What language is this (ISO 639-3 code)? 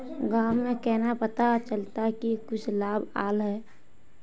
mag